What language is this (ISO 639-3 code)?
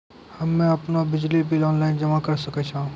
mai